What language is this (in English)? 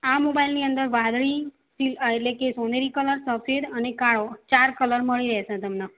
Gujarati